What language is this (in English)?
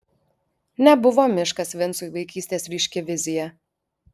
Lithuanian